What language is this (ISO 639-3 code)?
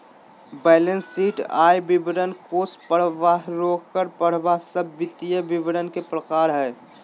mag